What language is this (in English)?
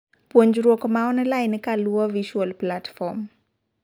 Luo (Kenya and Tanzania)